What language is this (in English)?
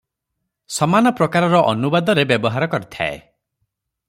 Odia